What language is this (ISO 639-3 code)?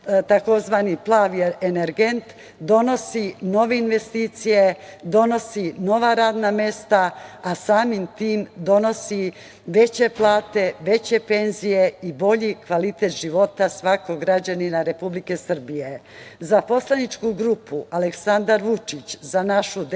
srp